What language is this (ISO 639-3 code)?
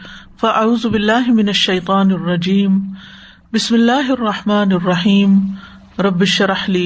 urd